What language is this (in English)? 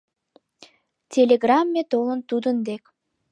Mari